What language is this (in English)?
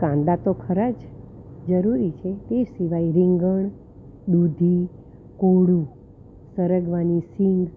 Gujarati